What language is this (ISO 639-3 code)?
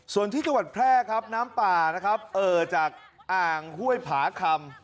tha